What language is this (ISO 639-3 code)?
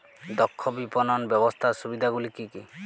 ben